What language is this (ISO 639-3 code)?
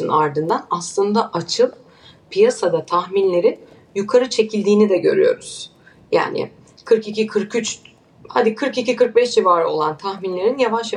tur